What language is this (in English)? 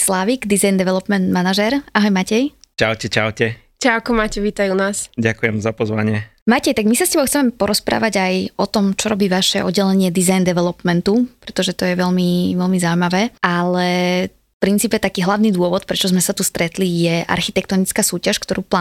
Slovak